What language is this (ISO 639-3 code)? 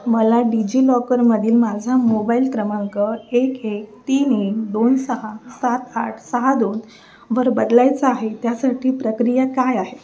mar